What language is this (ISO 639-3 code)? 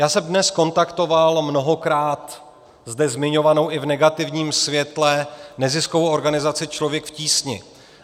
ces